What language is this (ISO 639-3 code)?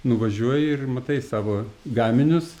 lit